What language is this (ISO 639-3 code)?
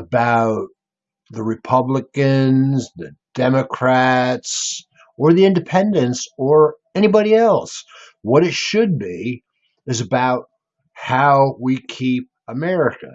eng